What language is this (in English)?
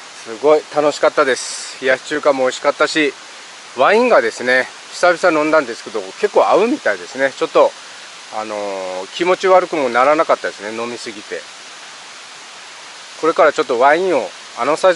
Japanese